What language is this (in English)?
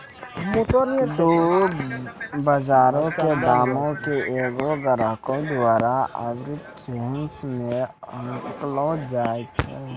Maithili